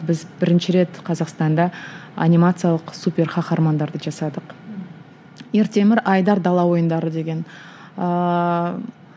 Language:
Kazakh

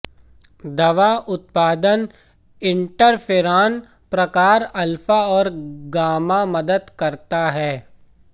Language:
Hindi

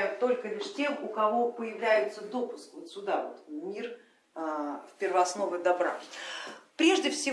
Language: Russian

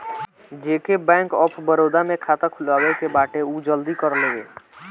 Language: Bhojpuri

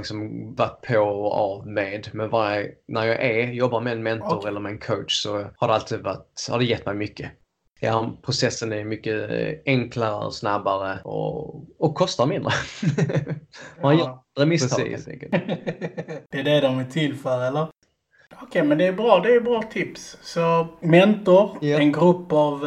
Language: Swedish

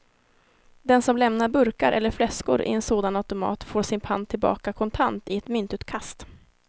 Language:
Swedish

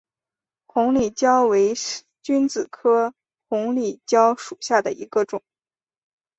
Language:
Chinese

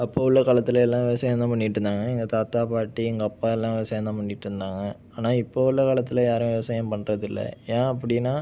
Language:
Tamil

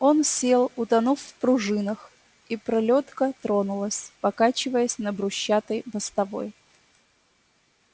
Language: Russian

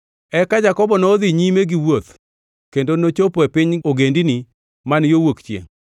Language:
Luo (Kenya and Tanzania)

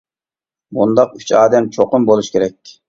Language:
Uyghur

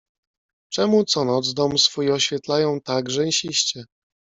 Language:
Polish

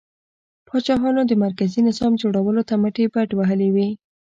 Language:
Pashto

